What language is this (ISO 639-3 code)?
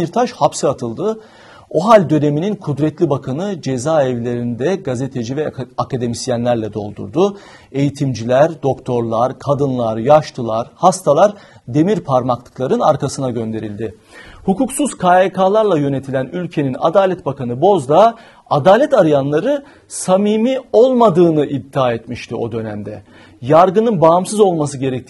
tur